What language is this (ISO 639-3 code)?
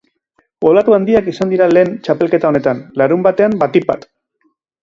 eus